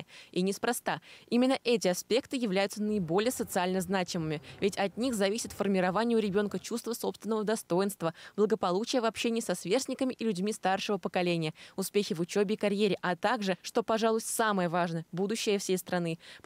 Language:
Russian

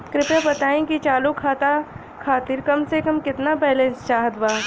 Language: Bhojpuri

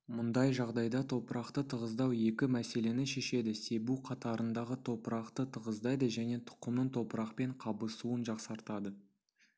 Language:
Kazakh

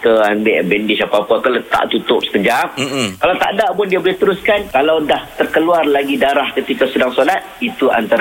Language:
Malay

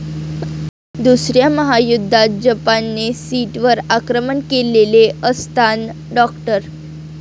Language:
Marathi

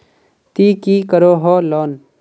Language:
Magahi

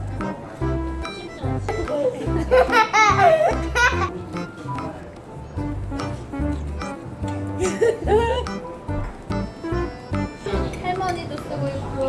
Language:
Korean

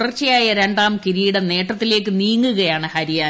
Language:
Malayalam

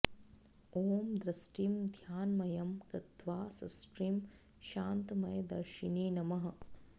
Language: Sanskrit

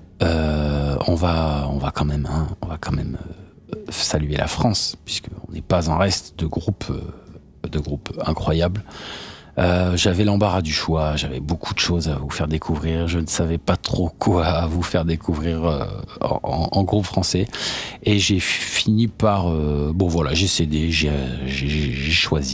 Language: French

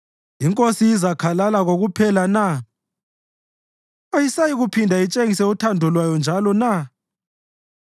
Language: North Ndebele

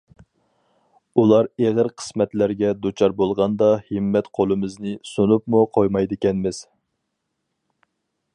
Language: Uyghur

